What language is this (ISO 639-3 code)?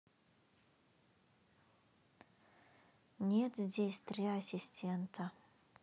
rus